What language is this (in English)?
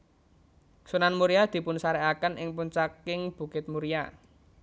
Javanese